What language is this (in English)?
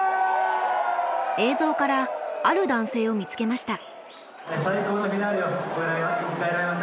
Japanese